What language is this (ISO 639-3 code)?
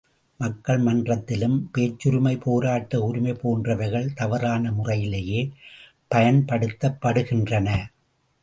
tam